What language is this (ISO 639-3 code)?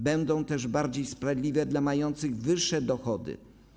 pol